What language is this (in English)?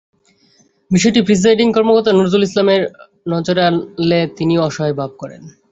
Bangla